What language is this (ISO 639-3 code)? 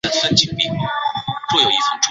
zho